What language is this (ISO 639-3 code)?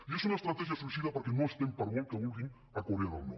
cat